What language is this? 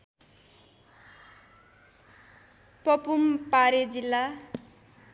Nepali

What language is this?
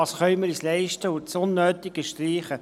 Swiss German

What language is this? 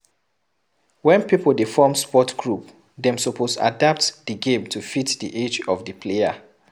Nigerian Pidgin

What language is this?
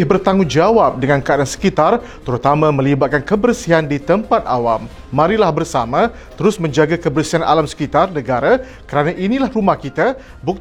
Malay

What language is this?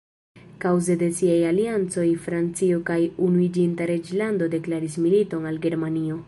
Esperanto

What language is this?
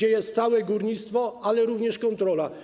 Polish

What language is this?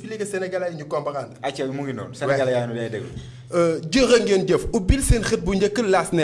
French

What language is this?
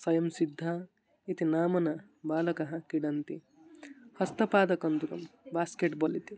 Sanskrit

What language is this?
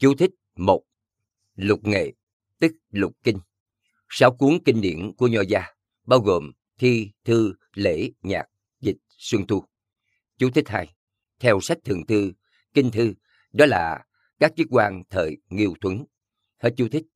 Vietnamese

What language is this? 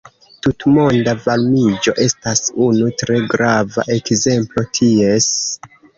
Esperanto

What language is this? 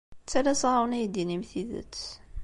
Kabyle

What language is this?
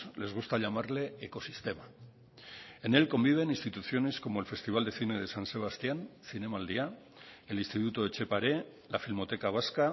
Spanish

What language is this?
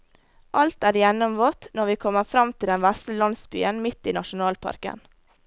Norwegian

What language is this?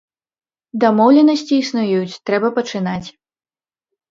Belarusian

